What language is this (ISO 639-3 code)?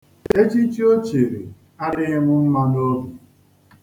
ibo